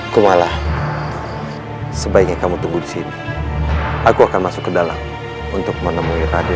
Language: Indonesian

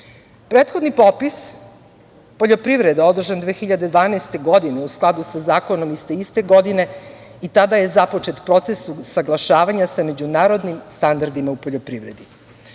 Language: Serbian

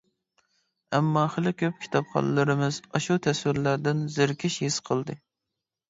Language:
Uyghur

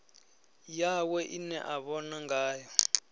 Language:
Venda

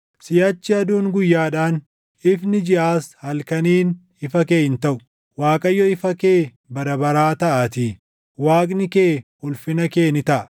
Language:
Oromo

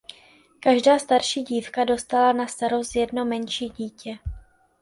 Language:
Czech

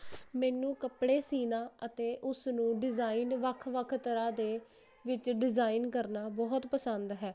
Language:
Punjabi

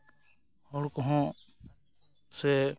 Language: Santali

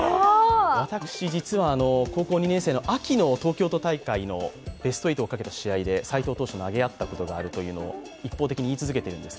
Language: Japanese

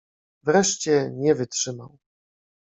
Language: Polish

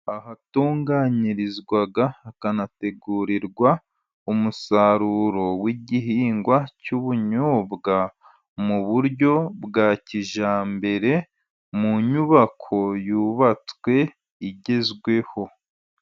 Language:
Kinyarwanda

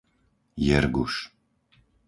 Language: Slovak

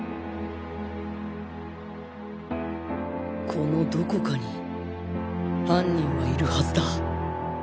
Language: Japanese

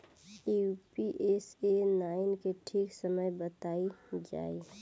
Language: Bhojpuri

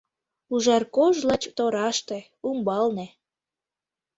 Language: Mari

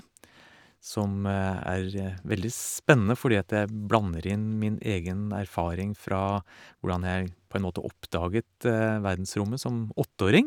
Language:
Norwegian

